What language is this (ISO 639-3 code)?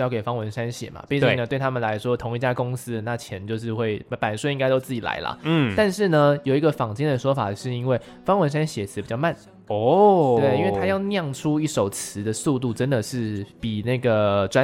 zho